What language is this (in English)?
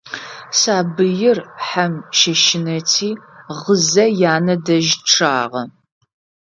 Adyghe